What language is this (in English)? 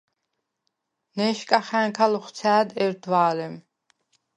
Svan